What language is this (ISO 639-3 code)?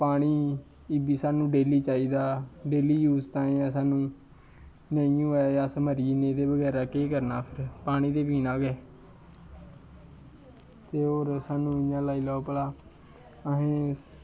doi